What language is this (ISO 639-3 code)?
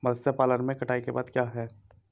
hin